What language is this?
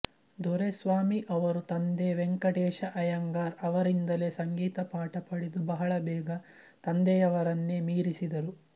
Kannada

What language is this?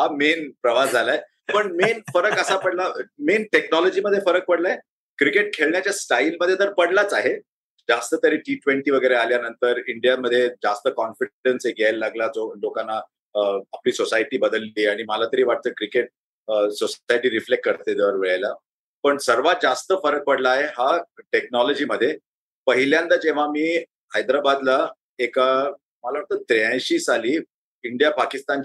Marathi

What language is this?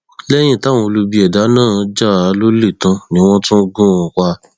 Yoruba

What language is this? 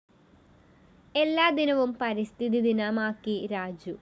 Malayalam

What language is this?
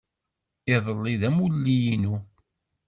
Kabyle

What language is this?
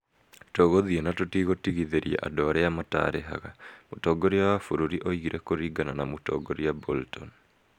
Kikuyu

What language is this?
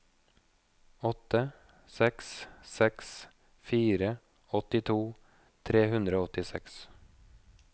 Norwegian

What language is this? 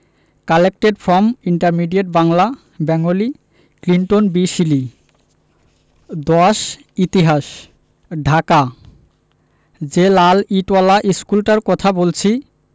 Bangla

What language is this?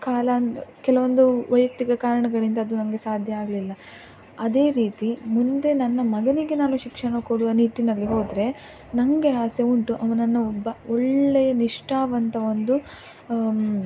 Kannada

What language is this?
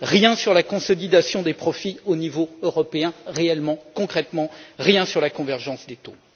French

